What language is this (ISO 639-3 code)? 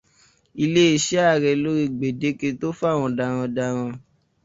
yor